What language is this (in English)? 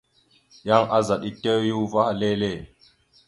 Mada (Cameroon)